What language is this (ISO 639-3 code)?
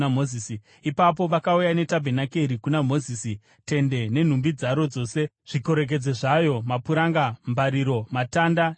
sna